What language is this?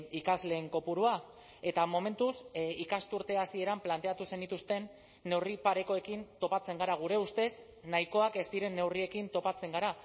Basque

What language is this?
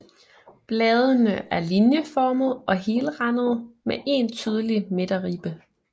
Danish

